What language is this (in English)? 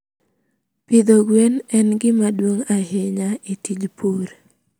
Luo (Kenya and Tanzania)